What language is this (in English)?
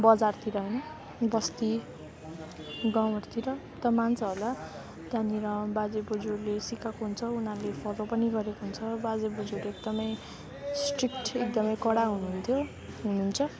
Nepali